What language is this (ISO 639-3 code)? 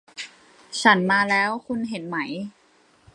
tha